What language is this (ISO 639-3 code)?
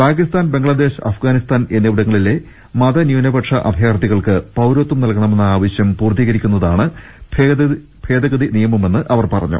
mal